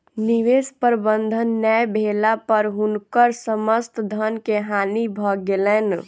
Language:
Maithili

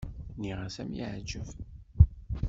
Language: Kabyle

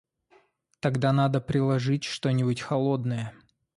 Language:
Russian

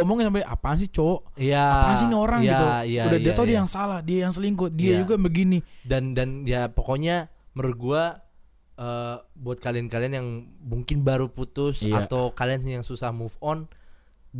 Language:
Indonesian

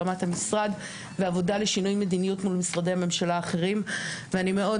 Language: Hebrew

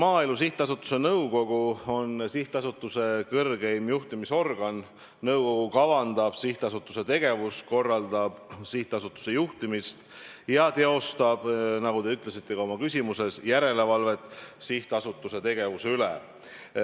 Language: Estonian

